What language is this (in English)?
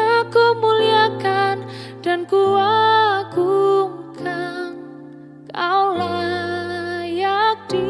Indonesian